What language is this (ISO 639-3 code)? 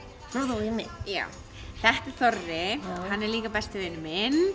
isl